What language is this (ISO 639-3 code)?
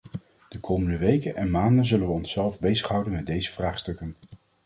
nld